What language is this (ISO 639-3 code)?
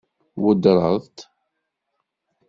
kab